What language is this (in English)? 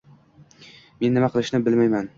Uzbek